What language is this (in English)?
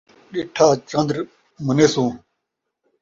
Saraiki